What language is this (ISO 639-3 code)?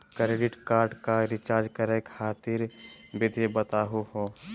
mag